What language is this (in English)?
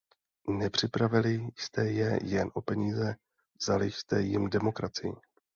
Czech